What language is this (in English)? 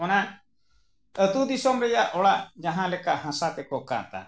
Santali